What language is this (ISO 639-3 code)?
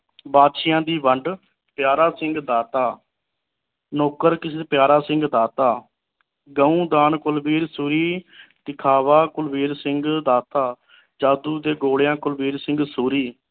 pan